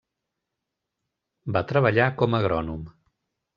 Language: Catalan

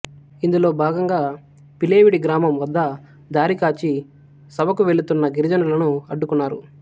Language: Telugu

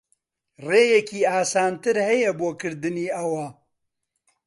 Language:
Central Kurdish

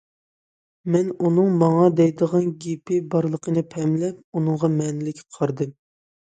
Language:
Uyghur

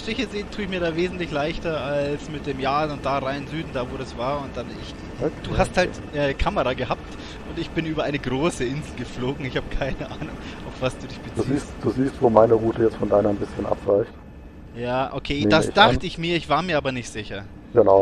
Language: German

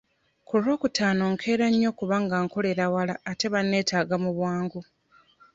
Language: Ganda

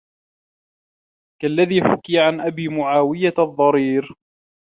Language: Arabic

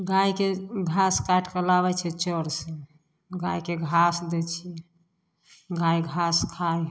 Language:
Maithili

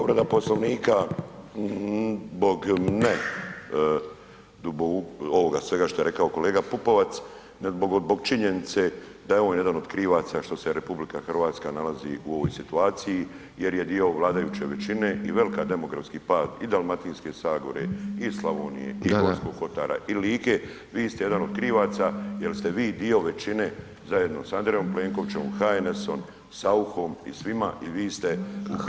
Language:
Croatian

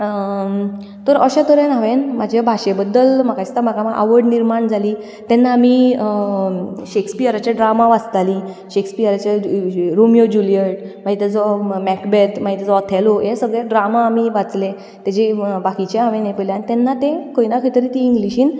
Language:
Konkani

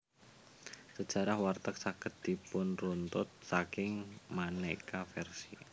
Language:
Javanese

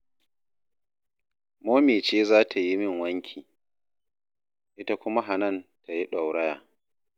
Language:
Hausa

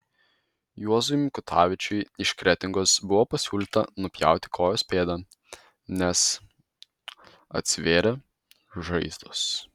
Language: Lithuanian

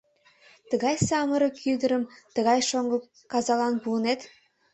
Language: Mari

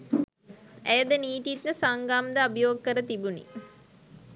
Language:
Sinhala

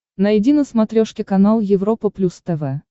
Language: Russian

